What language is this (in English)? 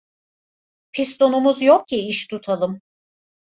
Turkish